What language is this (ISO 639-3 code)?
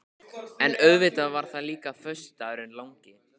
isl